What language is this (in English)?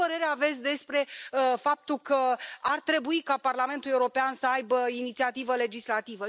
Romanian